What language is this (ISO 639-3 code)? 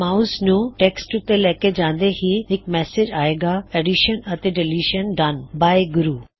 pan